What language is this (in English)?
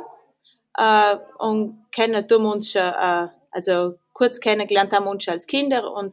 German